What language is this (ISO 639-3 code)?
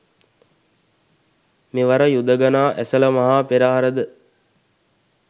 sin